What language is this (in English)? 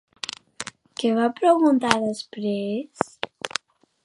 Catalan